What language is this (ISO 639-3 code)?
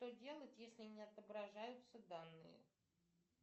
rus